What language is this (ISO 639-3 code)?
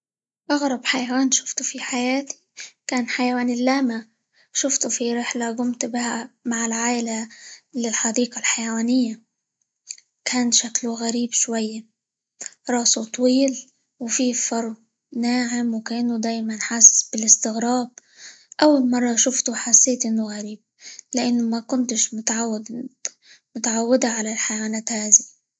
ayl